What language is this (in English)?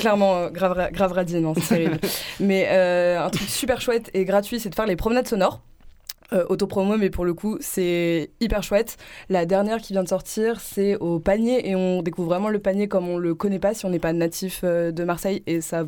French